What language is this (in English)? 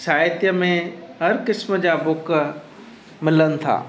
Sindhi